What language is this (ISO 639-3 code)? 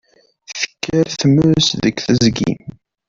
kab